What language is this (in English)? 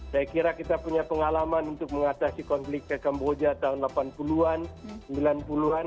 Indonesian